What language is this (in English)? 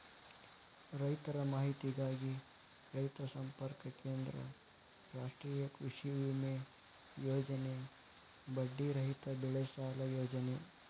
Kannada